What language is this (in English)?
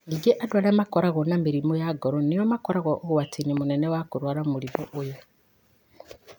Kikuyu